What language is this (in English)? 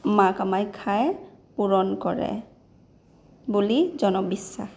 Assamese